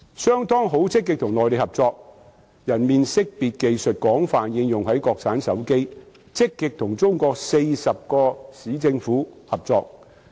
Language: Cantonese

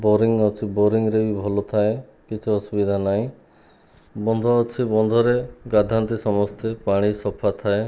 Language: Odia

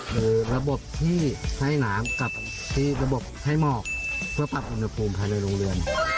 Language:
Thai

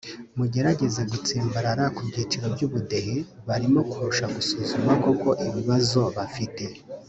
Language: Kinyarwanda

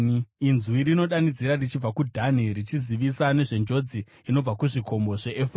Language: Shona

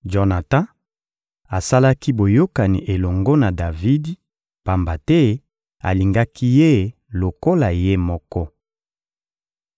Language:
Lingala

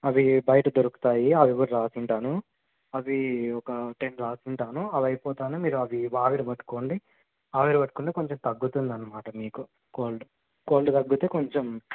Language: Telugu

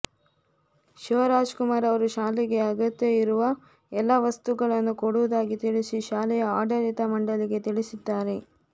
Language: Kannada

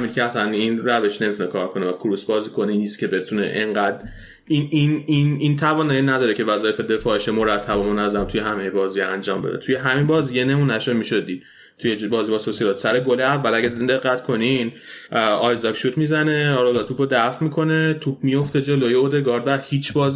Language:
Persian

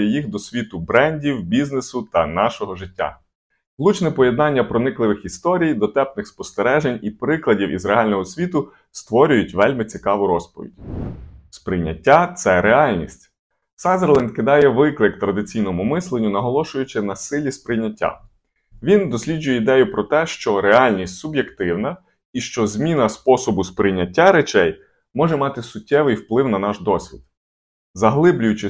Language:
Ukrainian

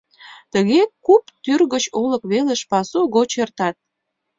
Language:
Mari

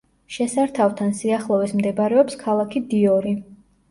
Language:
Georgian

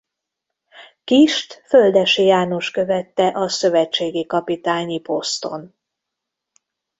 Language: Hungarian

